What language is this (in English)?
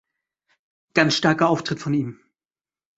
German